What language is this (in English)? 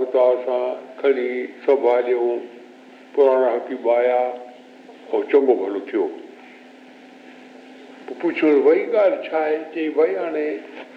Hindi